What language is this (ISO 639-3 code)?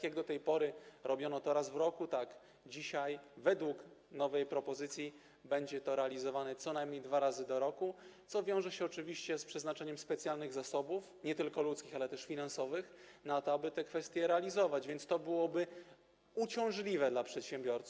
pol